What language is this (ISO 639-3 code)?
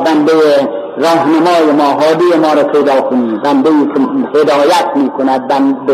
fas